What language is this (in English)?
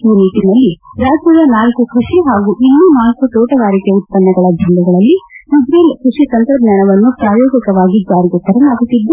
Kannada